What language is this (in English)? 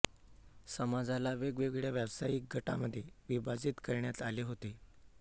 Marathi